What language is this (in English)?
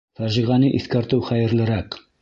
Bashkir